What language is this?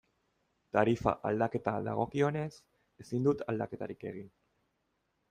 Basque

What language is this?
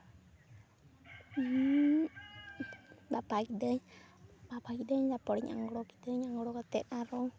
Santali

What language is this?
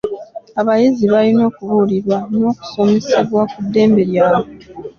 Ganda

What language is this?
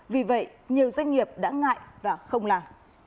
Vietnamese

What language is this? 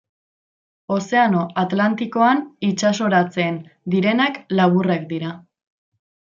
Basque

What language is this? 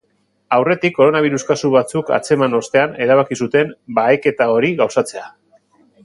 Basque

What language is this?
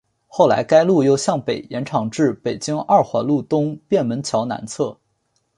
Chinese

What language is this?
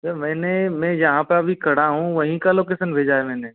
Hindi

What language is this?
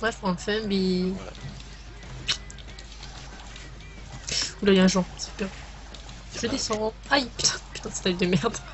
French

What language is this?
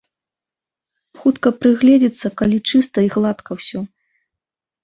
Belarusian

